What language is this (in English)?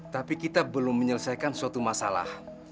Indonesian